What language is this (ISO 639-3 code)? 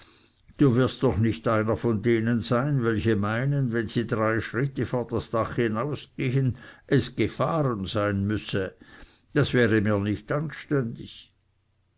deu